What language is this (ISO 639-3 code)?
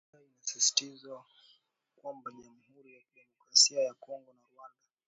swa